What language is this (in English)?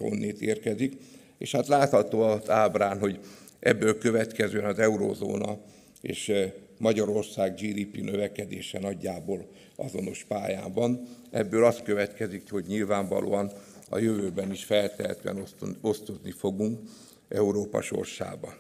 Hungarian